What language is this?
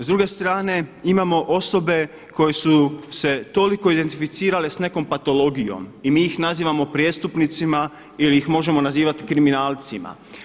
Croatian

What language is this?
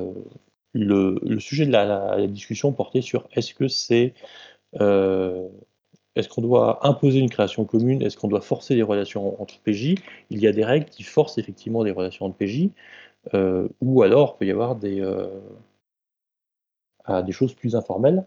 French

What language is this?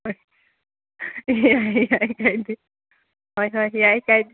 Manipuri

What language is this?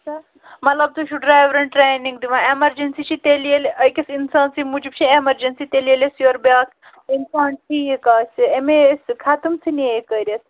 Kashmiri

